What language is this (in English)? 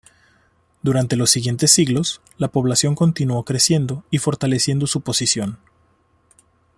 Spanish